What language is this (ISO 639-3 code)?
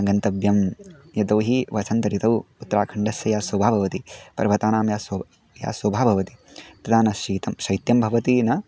san